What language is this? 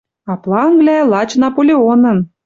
Western Mari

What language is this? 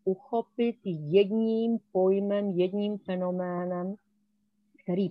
Czech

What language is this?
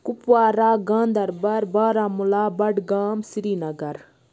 Kashmiri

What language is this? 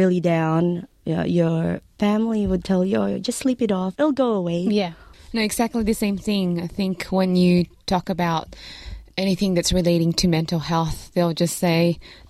Filipino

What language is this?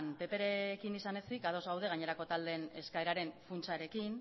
Basque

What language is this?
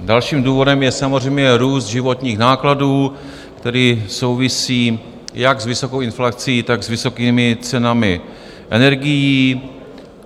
Czech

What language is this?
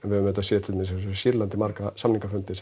Icelandic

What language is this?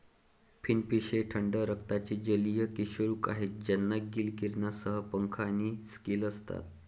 Marathi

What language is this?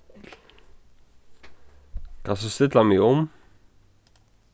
Faroese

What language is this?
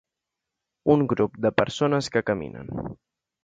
Catalan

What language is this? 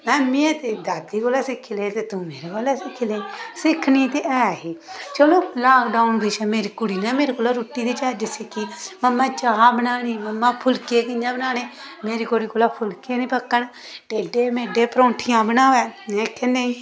Dogri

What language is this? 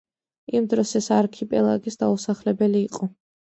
Georgian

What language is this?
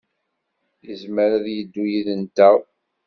Kabyle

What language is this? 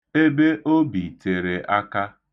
Igbo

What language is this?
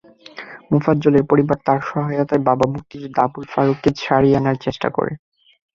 Bangla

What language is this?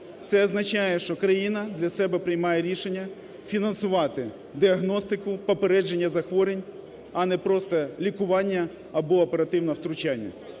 Ukrainian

